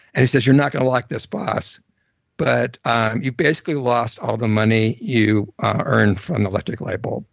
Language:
English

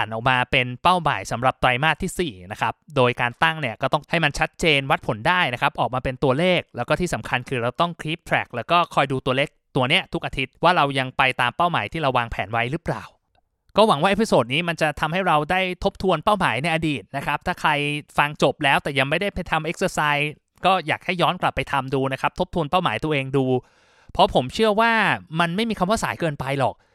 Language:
Thai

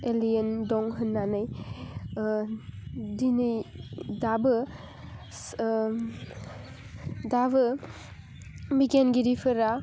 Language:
Bodo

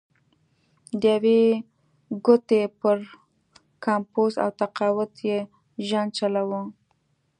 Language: Pashto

